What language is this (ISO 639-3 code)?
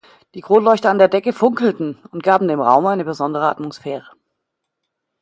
deu